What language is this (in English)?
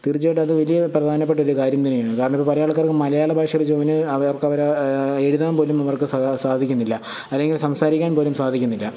Malayalam